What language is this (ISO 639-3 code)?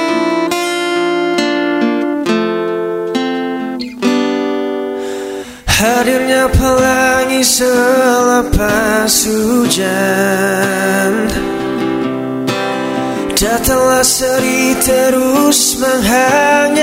msa